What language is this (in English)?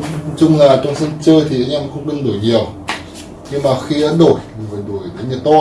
Vietnamese